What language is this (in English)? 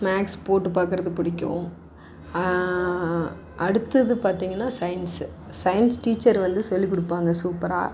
Tamil